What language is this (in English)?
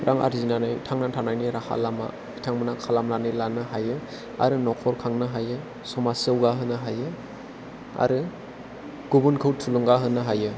Bodo